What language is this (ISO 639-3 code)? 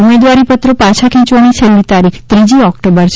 guj